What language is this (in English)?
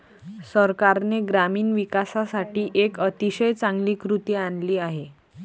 Marathi